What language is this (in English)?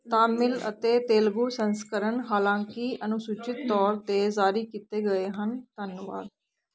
Punjabi